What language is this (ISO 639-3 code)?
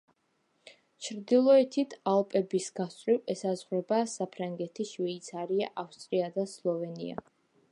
kat